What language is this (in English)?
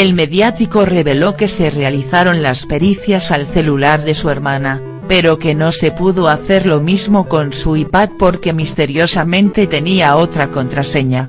Spanish